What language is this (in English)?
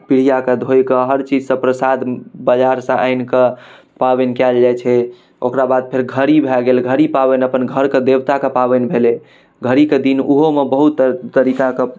Maithili